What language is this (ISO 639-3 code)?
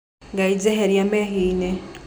kik